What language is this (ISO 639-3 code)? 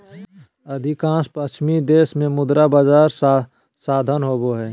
mag